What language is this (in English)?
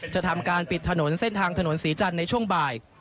Thai